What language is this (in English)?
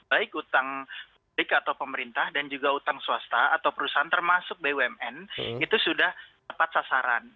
Indonesian